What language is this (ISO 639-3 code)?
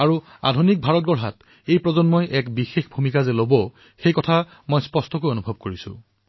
asm